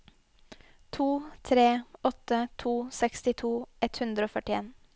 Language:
Norwegian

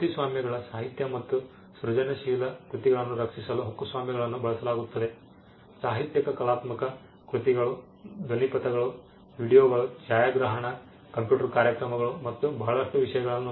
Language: Kannada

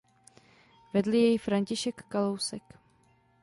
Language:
Czech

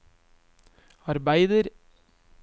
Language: Norwegian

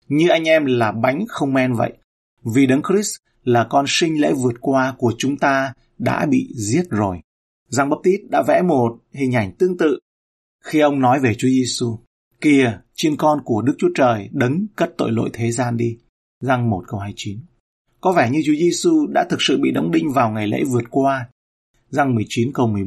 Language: Vietnamese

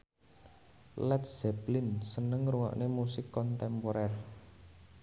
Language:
Javanese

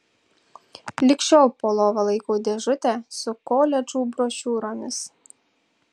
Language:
Lithuanian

